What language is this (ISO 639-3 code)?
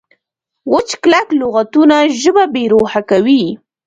pus